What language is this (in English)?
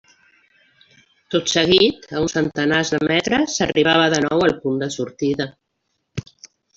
Catalan